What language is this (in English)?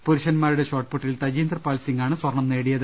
Malayalam